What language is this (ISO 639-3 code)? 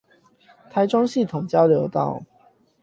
zho